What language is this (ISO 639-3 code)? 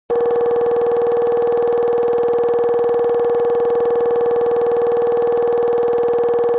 kbd